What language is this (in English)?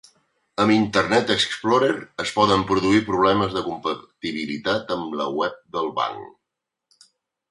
Catalan